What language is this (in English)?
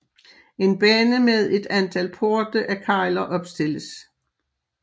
Danish